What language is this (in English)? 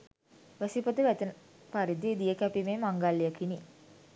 Sinhala